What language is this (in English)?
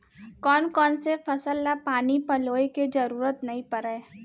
Chhattisgarhi